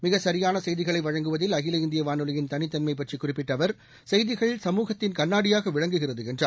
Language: Tamil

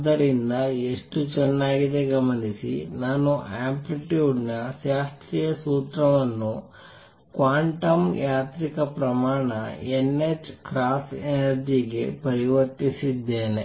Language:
Kannada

